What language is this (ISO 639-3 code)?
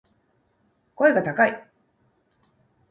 jpn